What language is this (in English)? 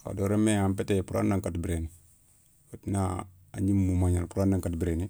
Soninke